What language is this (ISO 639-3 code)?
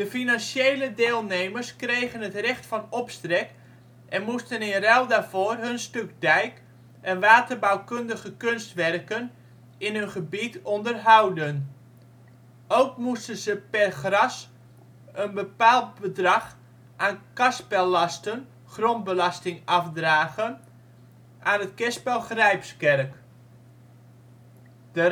nld